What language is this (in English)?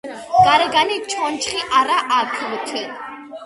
Georgian